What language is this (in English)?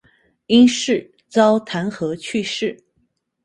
Chinese